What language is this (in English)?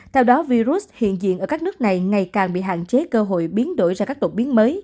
Vietnamese